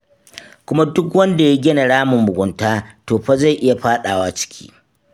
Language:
Hausa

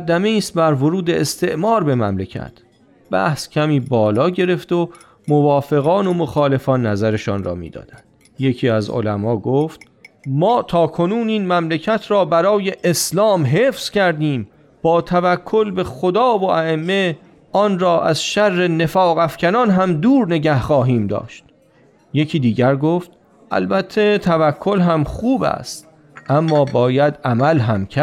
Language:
Persian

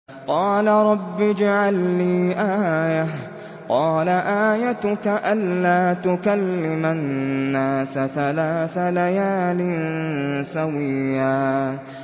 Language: Arabic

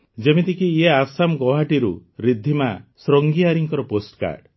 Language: Odia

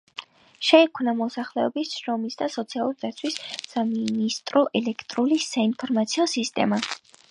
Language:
Georgian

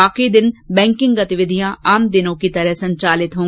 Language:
Hindi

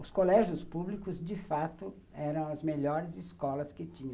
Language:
Portuguese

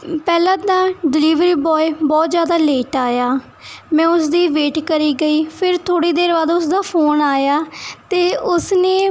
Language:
Punjabi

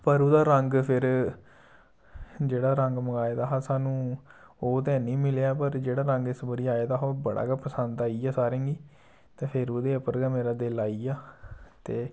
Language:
Dogri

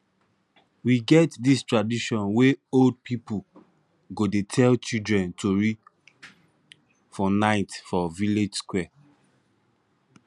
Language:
Nigerian Pidgin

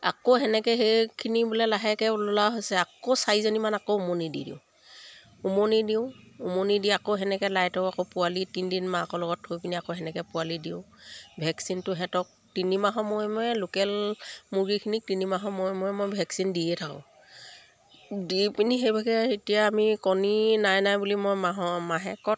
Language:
Assamese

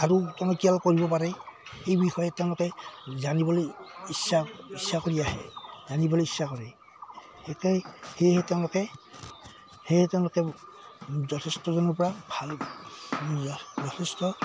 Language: Assamese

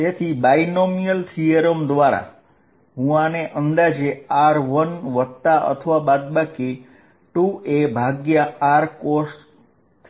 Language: Gujarati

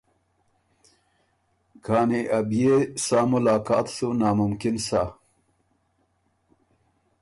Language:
Ormuri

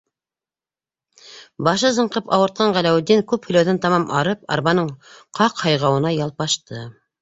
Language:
Bashkir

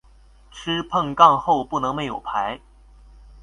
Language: Chinese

